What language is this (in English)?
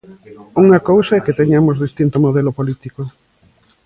Galician